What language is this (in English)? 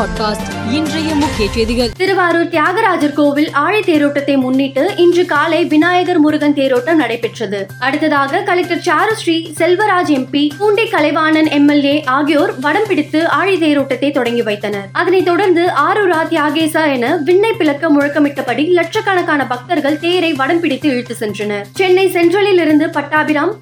Tamil